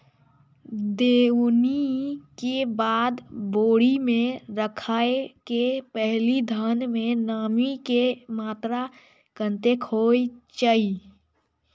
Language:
Maithili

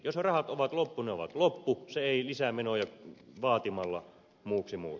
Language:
Finnish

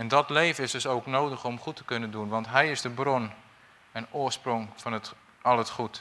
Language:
Dutch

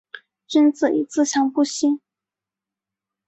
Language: Chinese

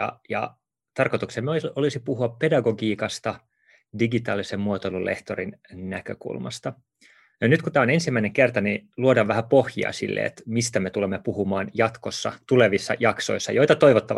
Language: Finnish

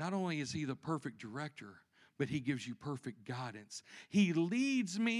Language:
English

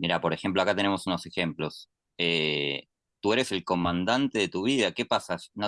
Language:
Spanish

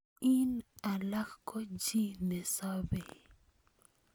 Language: Kalenjin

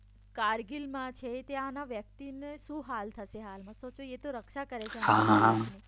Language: Gujarati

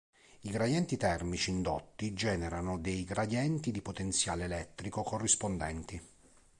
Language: Italian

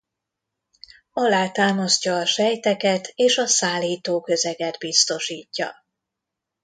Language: Hungarian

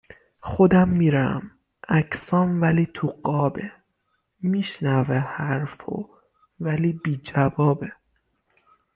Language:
Persian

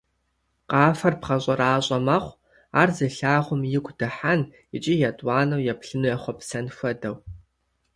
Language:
Kabardian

